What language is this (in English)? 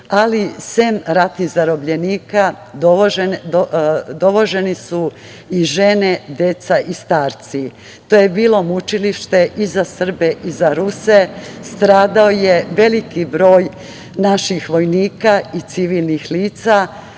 Serbian